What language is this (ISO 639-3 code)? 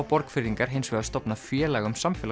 isl